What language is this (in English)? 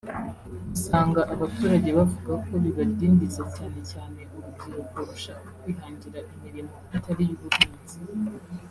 Kinyarwanda